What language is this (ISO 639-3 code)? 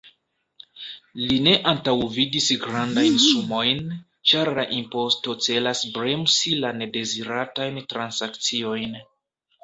epo